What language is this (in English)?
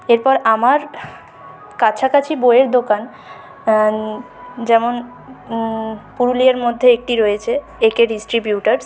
Bangla